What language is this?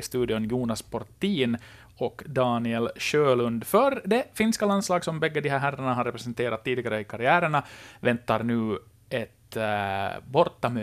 Swedish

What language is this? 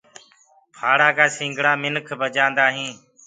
Gurgula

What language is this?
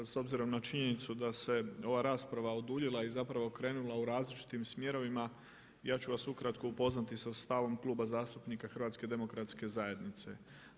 Croatian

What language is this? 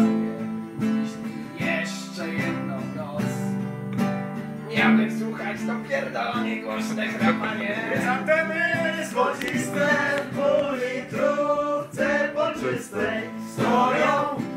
Polish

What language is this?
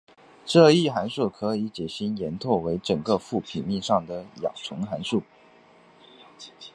Chinese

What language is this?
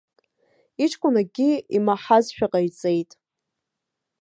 Abkhazian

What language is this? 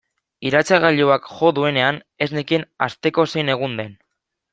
Basque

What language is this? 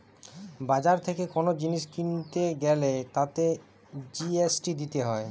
Bangla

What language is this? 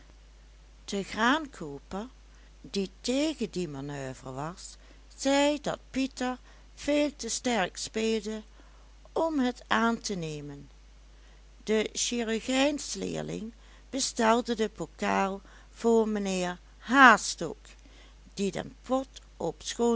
Dutch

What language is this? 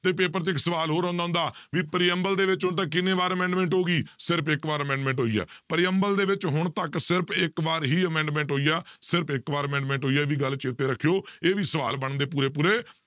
Punjabi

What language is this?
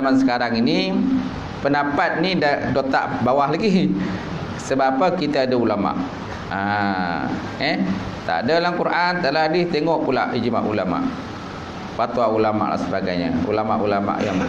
Malay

